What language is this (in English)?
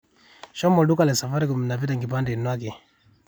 Masai